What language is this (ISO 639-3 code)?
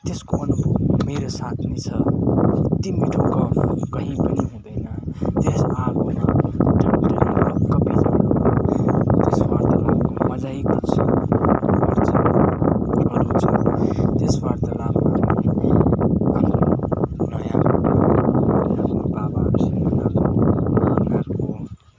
nep